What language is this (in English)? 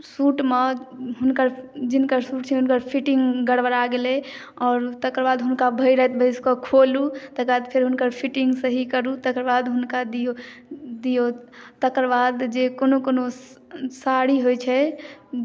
Maithili